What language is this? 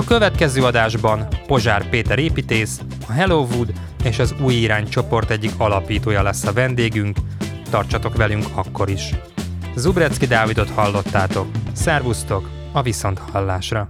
Hungarian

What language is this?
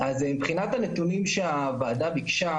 Hebrew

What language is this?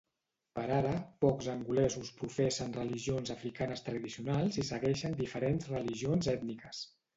Catalan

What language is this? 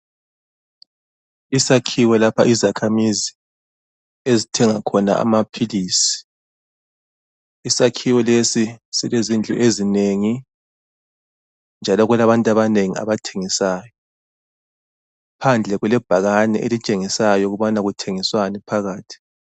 North Ndebele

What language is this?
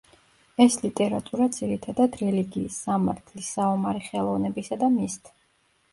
Georgian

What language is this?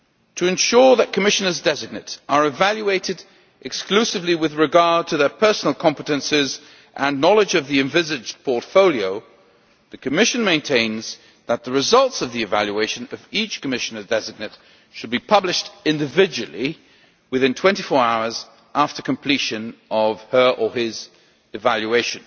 English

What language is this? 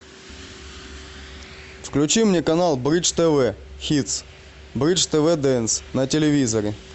Russian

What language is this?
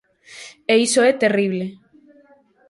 Galician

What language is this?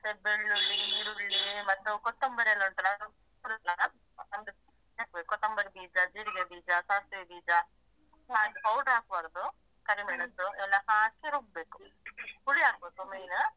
Kannada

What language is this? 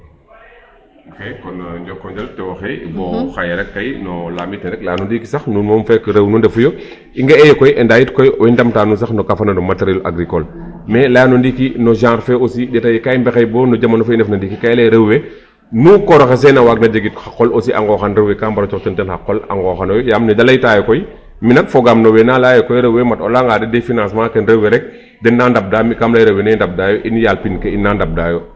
Serer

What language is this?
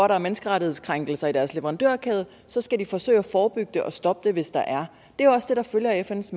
Danish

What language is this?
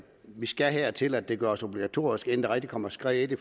Danish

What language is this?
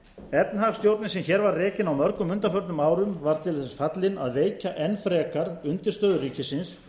Icelandic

